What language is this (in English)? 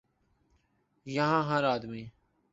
Urdu